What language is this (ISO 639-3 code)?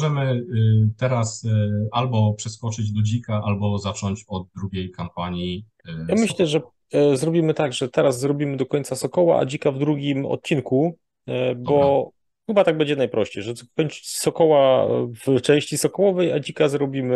pol